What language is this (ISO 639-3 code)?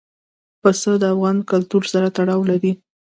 pus